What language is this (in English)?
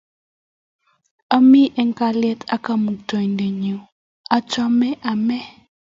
Kalenjin